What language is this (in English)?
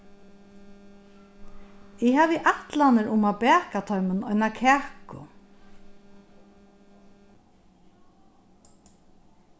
Faroese